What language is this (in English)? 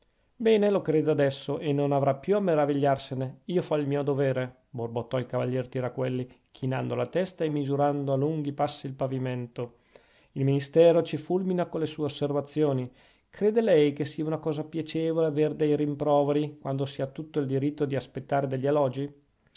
Italian